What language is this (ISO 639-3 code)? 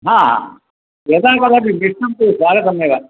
san